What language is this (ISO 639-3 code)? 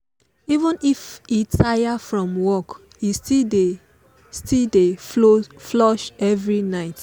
pcm